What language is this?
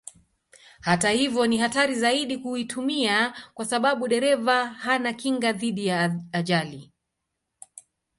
Swahili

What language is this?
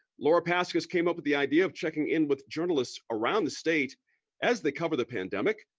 English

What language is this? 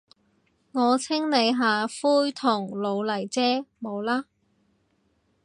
Cantonese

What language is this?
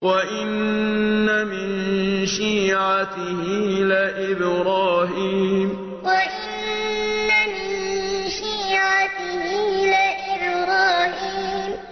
Arabic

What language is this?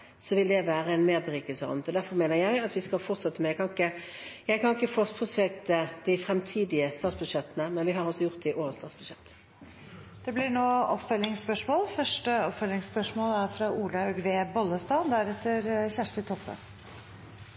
Norwegian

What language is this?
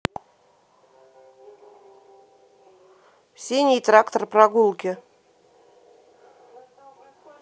Russian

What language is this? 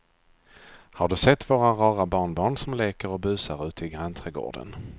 Swedish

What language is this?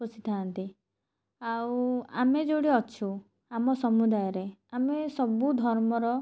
Odia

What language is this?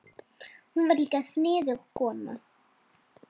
Icelandic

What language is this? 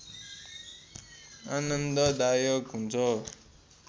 Nepali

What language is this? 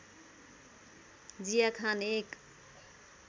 Nepali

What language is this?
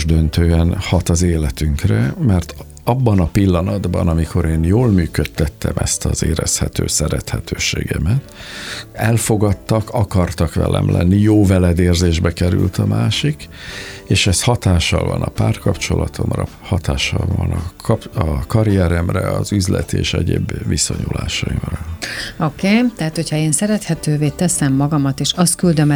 Hungarian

